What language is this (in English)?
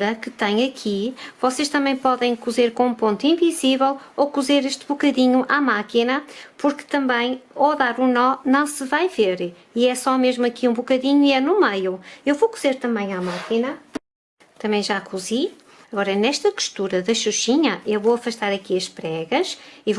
Portuguese